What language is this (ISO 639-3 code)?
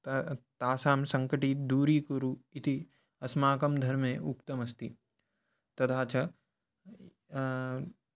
san